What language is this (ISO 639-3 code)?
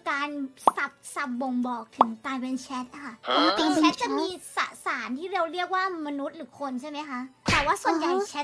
tha